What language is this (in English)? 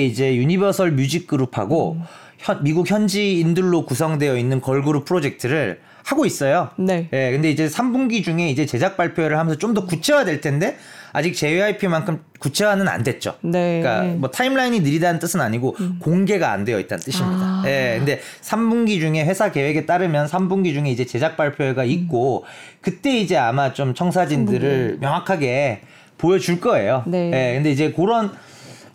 Korean